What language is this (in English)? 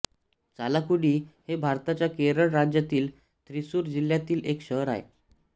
Marathi